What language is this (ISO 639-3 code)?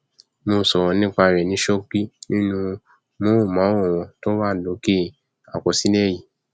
yor